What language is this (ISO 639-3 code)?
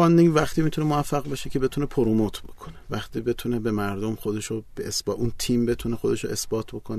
fas